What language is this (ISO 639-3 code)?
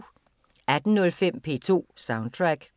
dan